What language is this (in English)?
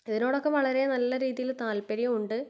Malayalam